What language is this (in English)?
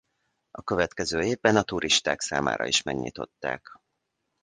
Hungarian